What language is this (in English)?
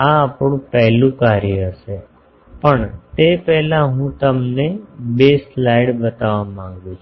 Gujarati